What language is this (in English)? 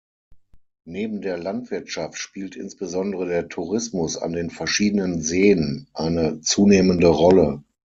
German